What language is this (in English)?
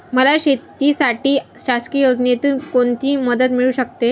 Marathi